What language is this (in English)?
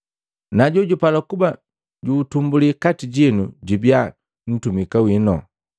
Matengo